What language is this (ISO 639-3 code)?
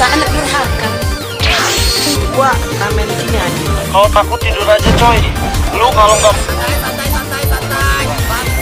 tha